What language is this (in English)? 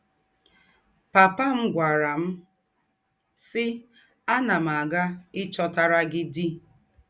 Igbo